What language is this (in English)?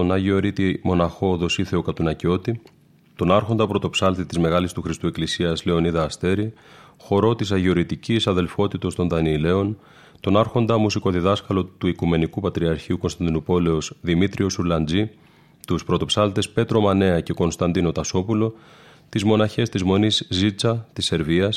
Greek